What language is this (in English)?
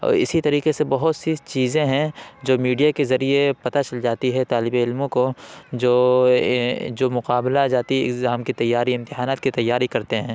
Urdu